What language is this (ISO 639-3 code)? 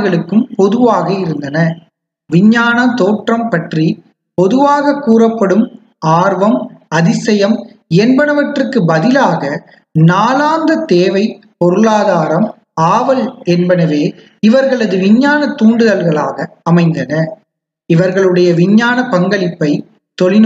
tam